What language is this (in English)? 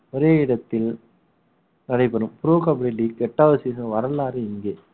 Tamil